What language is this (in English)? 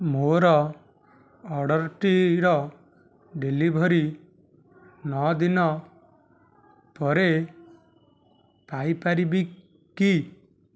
Odia